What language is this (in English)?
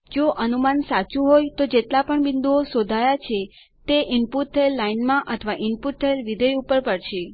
Gujarati